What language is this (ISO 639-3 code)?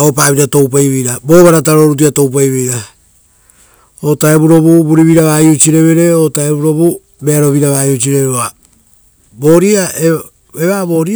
roo